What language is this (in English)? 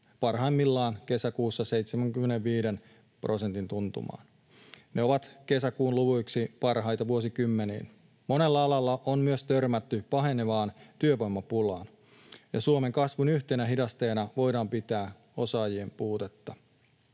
Finnish